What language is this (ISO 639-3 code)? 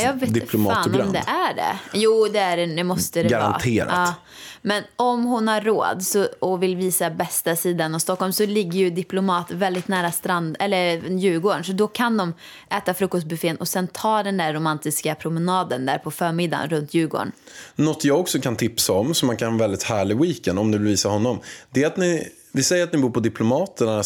swe